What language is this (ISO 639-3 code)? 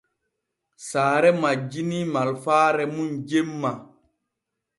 fue